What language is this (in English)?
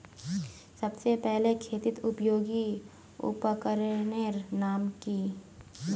Magahi